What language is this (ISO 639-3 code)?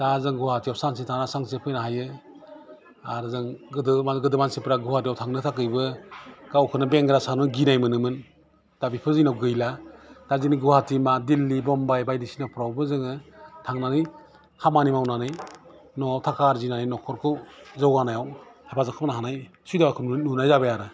brx